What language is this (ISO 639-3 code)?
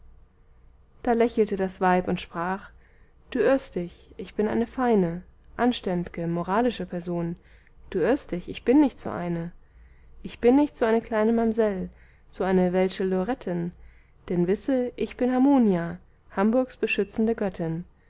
deu